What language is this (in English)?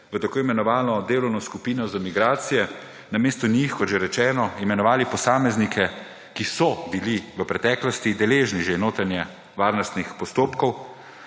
Slovenian